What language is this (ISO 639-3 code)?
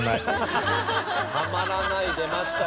jpn